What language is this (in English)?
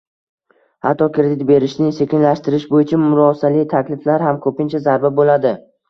Uzbek